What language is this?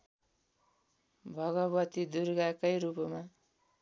Nepali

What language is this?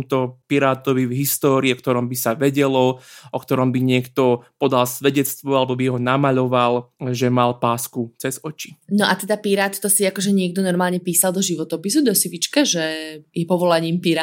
Slovak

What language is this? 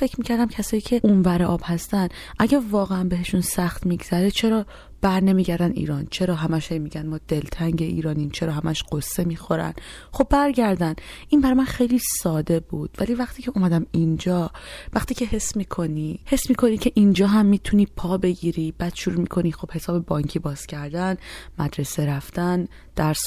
Persian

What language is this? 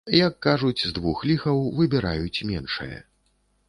Belarusian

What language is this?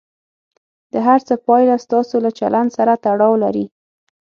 Pashto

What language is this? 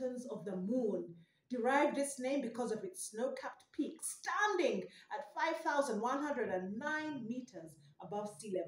English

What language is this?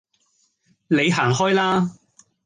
Cantonese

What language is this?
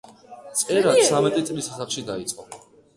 Georgian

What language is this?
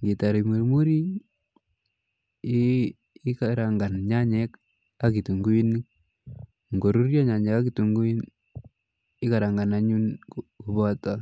Kalenjin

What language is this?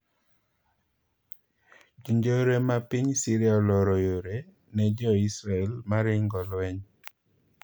Luo (Kenya and Tanzania)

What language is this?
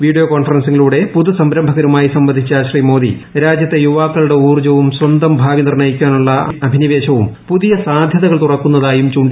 Malayalam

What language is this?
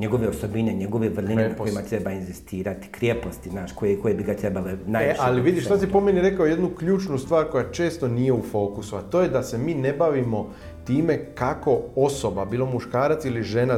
Croatian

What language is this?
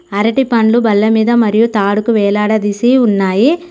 Telugu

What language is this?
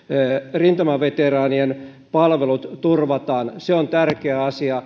Finnish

